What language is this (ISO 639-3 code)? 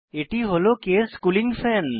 ben